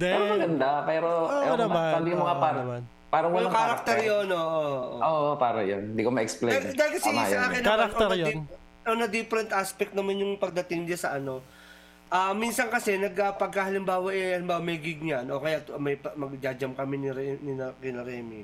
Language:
Filipino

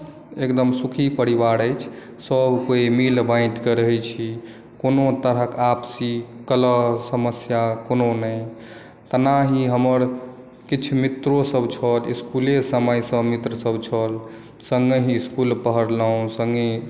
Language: Maithili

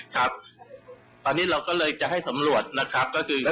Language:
Thai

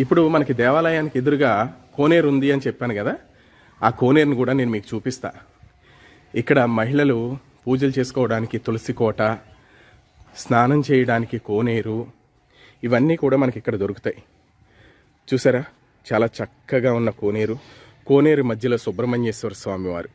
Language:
English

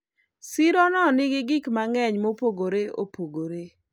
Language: Luo (Kenya and Tanzania)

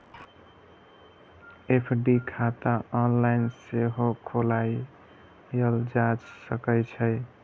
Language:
Maithili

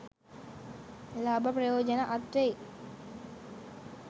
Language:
Sinhala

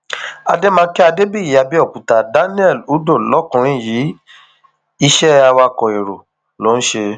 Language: Yoruba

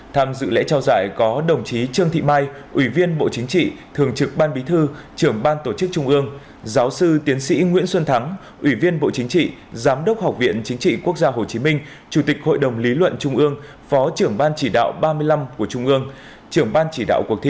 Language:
Vietnamese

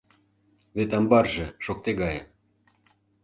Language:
Mari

